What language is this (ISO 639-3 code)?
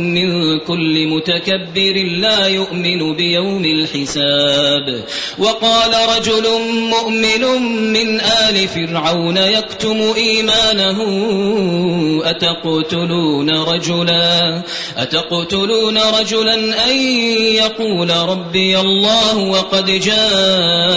ara